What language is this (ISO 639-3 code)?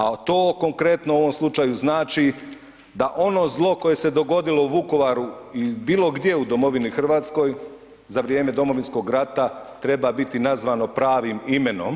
hrv